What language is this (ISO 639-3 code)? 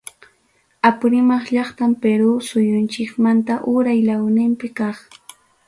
quy